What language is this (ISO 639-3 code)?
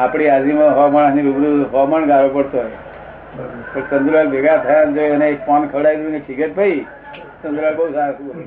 guj